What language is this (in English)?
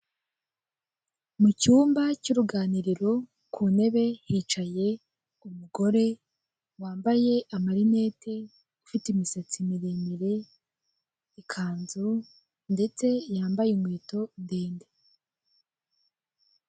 Kinyarwanda